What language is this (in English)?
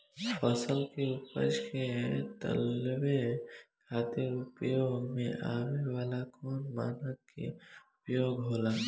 Bhojpuri